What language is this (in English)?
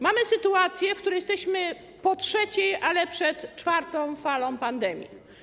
Polish